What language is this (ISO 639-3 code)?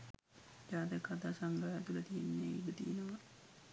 sin